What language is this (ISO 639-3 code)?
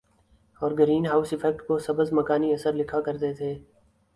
urd